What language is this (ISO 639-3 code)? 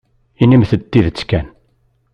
kab